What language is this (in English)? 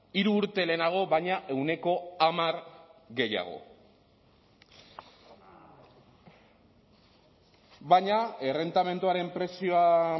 Basque